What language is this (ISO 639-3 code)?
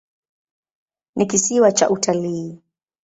swa